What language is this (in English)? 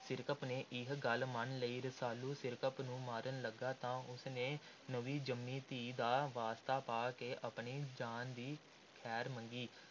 Punjabi